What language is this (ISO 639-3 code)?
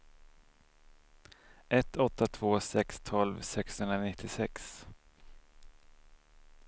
swe